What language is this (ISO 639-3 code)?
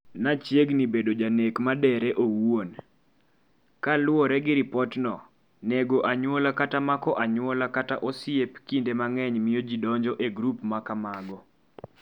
luo